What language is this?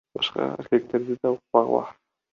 Kyrgyz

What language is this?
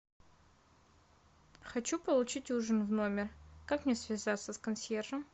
Russian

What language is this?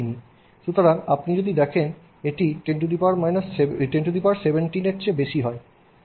Bangla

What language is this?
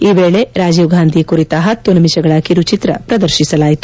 Kannada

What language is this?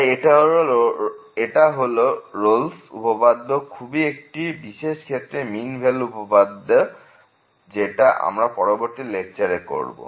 Bangla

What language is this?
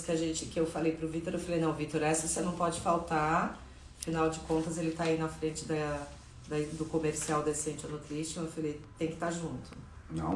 Portuguese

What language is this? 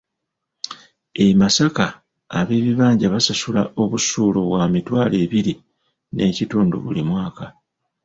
Ganda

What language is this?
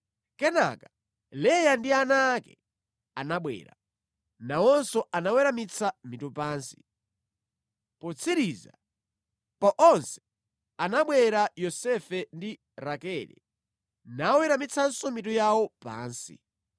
Nyanja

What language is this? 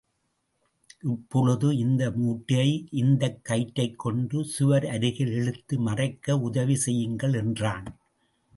Tamil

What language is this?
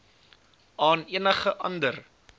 Afrikaans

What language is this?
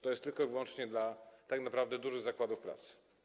Polish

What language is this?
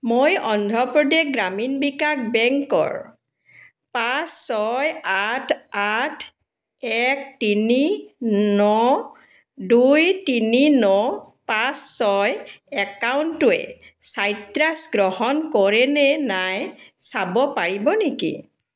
Assamese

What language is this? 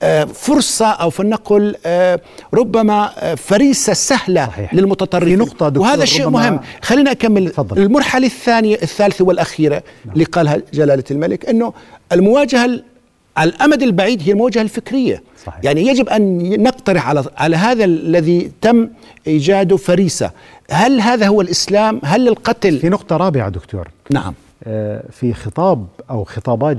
Arabic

